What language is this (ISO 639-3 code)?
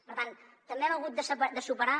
cat